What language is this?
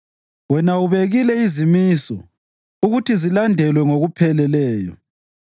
North Ndebele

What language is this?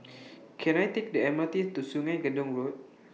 English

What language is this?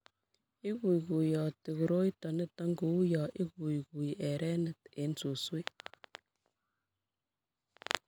Kalenjin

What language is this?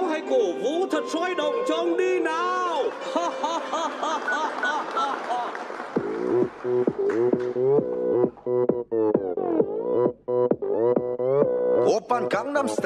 Vietnamese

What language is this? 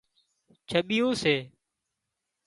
Wadiyara Koli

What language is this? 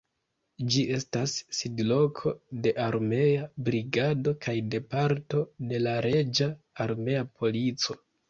Esperanto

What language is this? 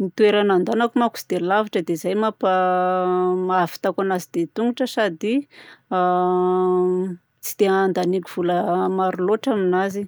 Southern Betsimisaraka Malagasy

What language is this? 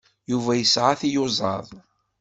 Kabyle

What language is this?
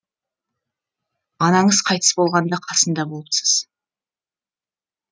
Kazakh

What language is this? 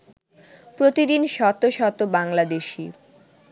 Bangla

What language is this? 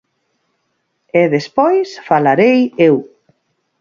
Galician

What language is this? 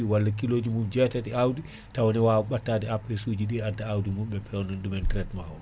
Fula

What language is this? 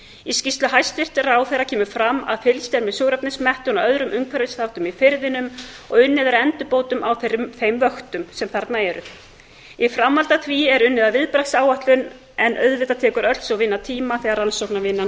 Icelandic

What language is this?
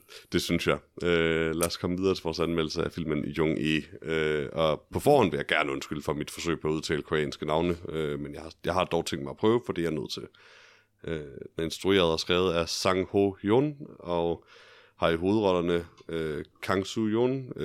Danish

